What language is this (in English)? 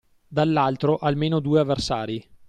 Italian